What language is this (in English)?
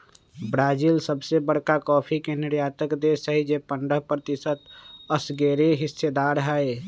Magahi